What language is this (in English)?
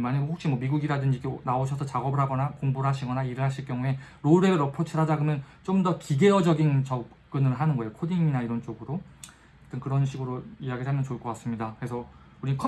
Korean